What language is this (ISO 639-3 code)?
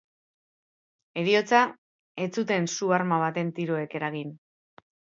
eus